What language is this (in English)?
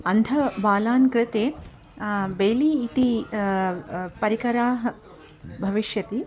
Sanskrit